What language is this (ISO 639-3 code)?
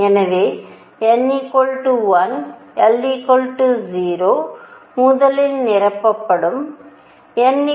tam